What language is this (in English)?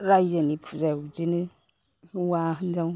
Bodo